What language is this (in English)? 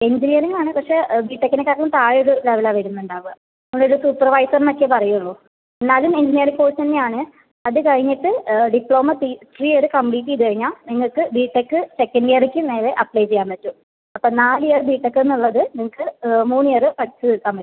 Malayalam